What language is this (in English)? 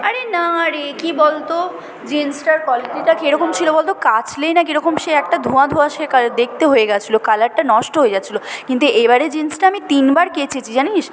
Bangla